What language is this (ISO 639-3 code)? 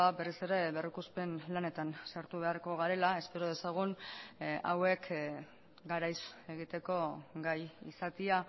eus